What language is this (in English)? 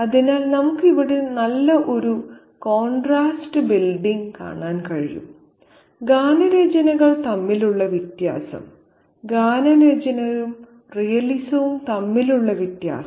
Malayalam